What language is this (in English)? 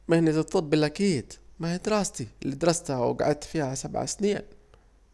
Saidi Arabic